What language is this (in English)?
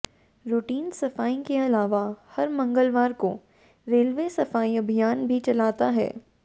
Hindi